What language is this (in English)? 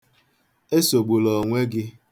Igbo